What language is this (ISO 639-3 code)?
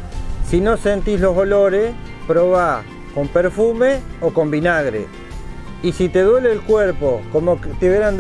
spa